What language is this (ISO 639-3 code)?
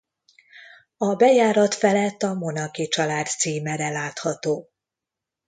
hun